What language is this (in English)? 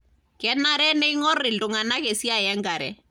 Masai